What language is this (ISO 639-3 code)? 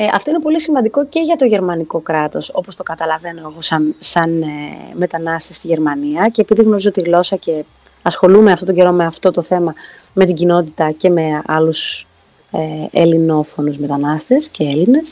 ell